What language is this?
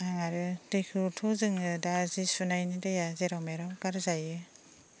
Bodo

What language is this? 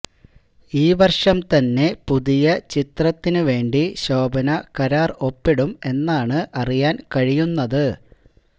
Malayalam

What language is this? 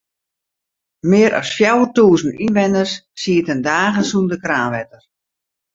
Western Frisian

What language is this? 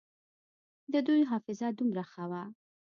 Pashto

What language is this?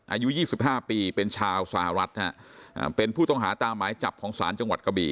Thai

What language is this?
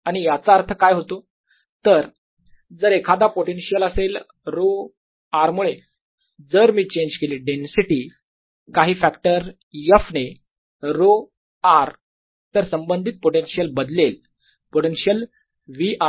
Marathi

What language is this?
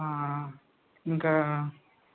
Telugu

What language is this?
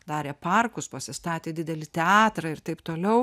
Lithuanian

